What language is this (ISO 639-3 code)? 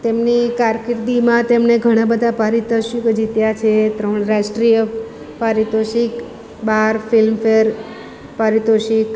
guj